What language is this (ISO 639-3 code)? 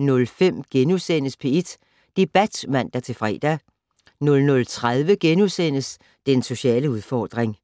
dan